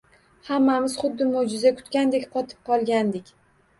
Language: Uzbek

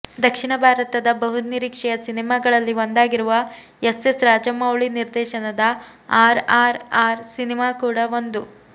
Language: Kannada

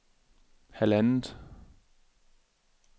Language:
Danish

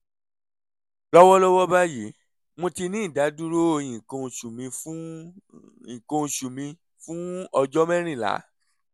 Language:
Yoruba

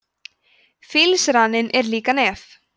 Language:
Icelandic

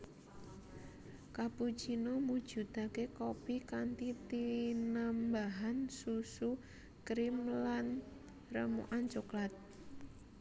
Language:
Javanese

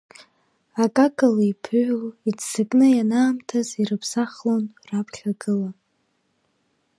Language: Abkhazian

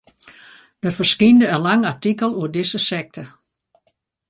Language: Western Frisian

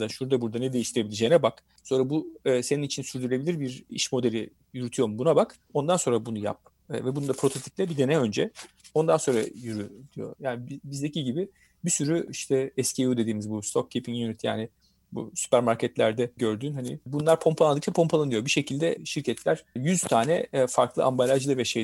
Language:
Turkish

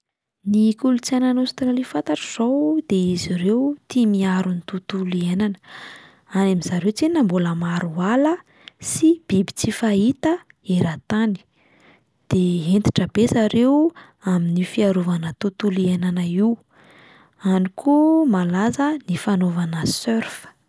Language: Malagasy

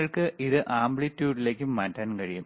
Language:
Malayalam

